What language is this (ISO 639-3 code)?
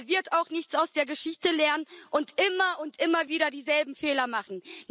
deu